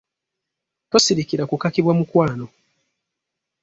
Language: Ganda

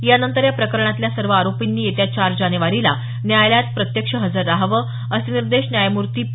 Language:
Marathi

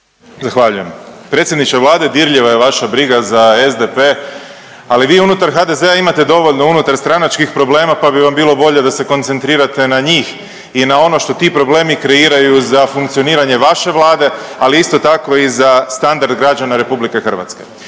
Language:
Croatian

